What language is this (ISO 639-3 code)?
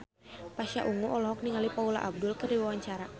sun